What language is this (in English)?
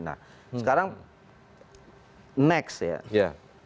Indonesian